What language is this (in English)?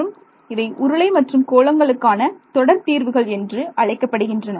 Tamil